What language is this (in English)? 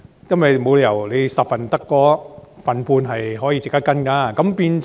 Cantonese